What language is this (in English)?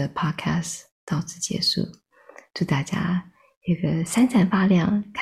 Chinese